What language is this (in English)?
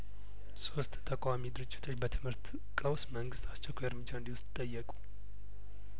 Amharic